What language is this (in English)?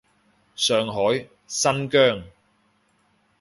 Cantonese